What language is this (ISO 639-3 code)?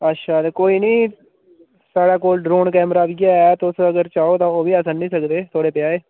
doi